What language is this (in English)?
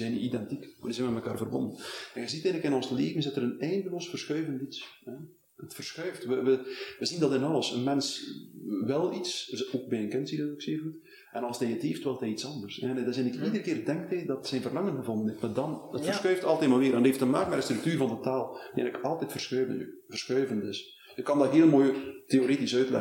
Dutch